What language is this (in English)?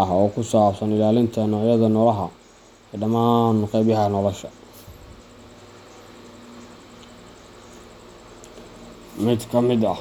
Somali